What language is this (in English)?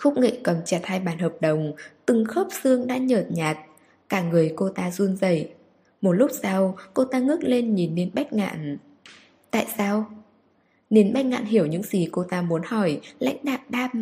Vietnamese